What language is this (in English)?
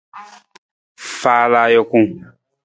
Nawdm